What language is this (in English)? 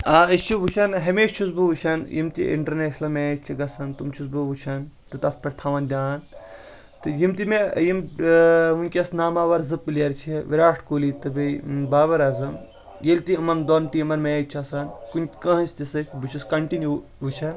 Kashmiri